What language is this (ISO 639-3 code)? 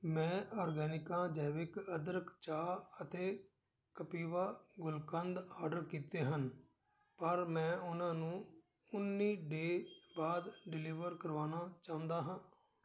pan